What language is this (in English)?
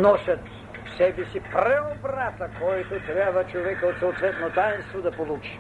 Bulgarian